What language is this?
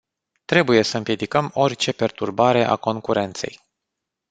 Romanian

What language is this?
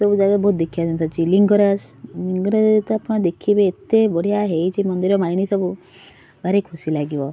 Odia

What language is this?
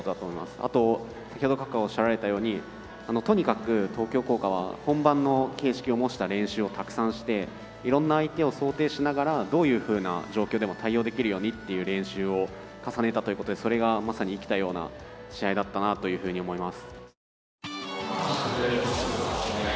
Japanese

